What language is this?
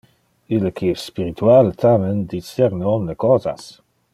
Interlingua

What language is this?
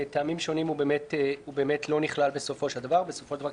Hebrew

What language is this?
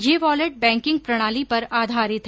Hindi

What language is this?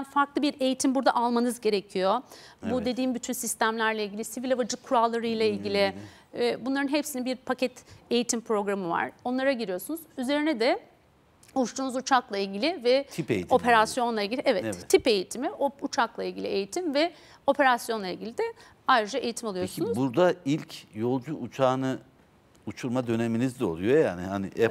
Turkish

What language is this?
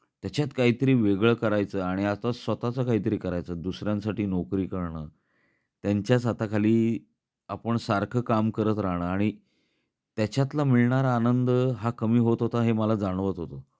Marathi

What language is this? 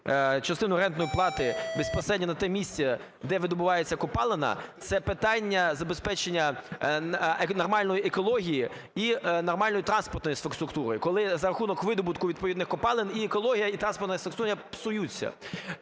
Ukrainian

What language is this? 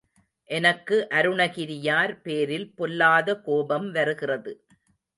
Tamil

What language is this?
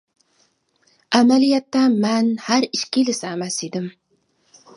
Uyghur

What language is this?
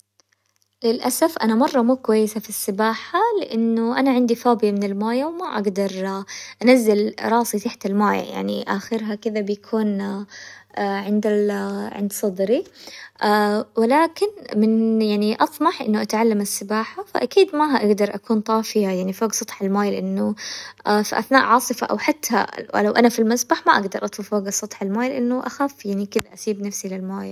Hijazi Arabic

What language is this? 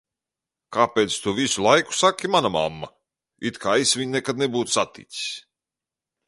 Latvian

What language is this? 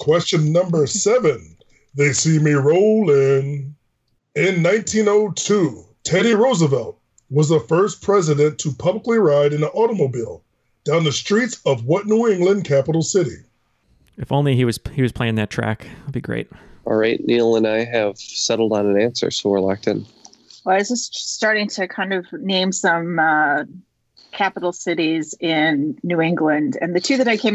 English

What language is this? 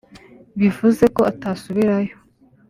Kinyarwanda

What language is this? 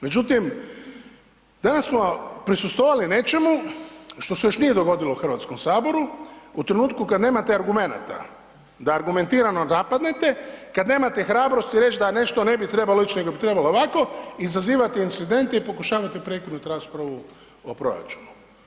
Croatian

